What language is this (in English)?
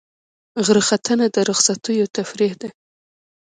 Pashto